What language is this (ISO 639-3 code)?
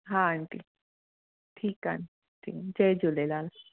snd